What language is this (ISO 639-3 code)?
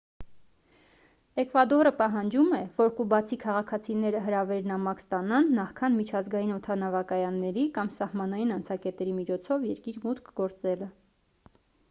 hye